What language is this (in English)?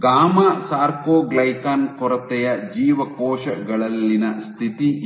Kannada